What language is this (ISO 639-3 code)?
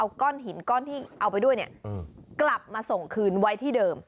tha